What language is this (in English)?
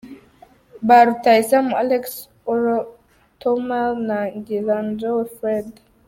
Kinyarwanda